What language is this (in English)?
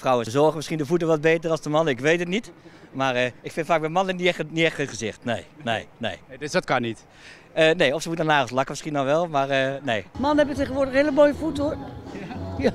Dutch